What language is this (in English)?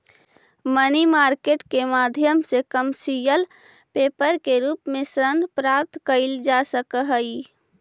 Magahi